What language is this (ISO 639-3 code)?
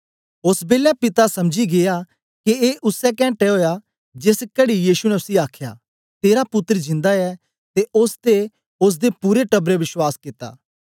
doi